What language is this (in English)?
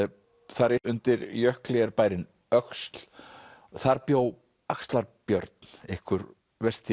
Icelandic